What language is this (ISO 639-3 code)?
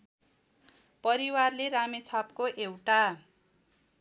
nep